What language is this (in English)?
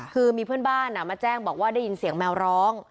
Thai